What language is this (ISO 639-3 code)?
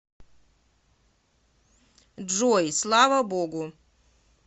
rus